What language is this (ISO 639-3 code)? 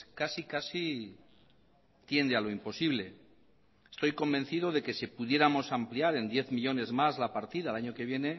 spa